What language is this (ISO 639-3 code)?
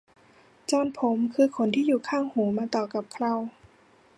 tha